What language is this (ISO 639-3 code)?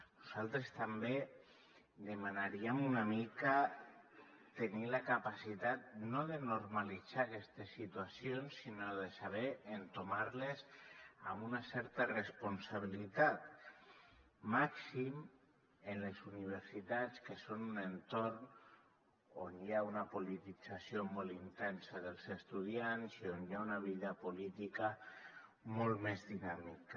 cat